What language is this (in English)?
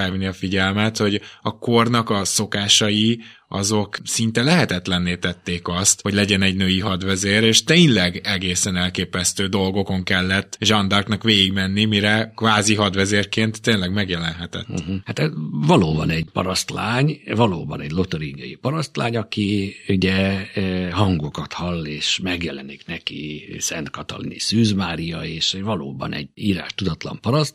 Hungarian